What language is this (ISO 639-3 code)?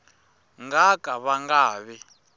tso